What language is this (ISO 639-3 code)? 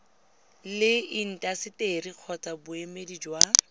tsn